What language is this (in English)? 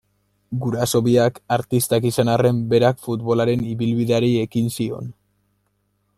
Basque